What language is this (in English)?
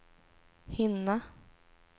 Swedish